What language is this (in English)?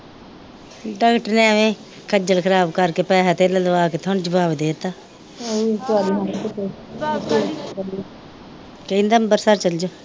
Punjabi